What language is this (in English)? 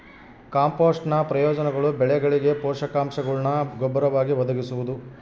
Kannada